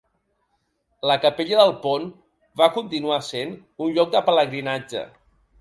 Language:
Catalan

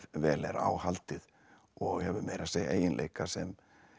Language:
Icelandic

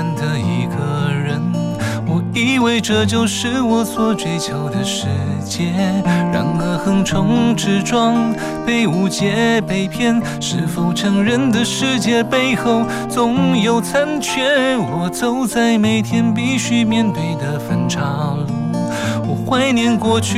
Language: Chinese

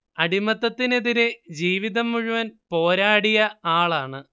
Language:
Malayalam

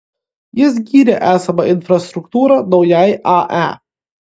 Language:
Lithuanian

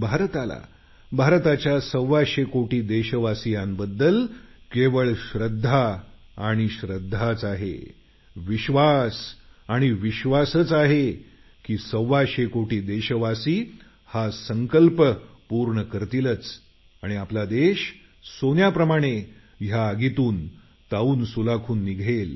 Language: Marathi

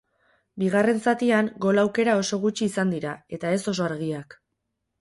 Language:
Basque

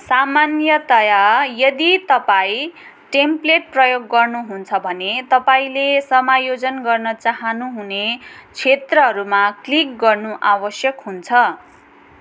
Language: Nepali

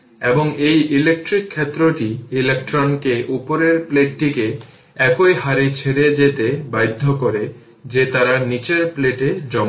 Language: Bangla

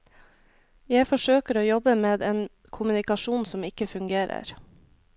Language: Norwegian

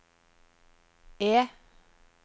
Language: Norwegian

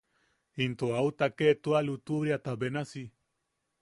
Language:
Yaqui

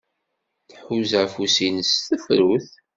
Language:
Kabyle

